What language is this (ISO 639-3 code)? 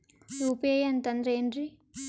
kan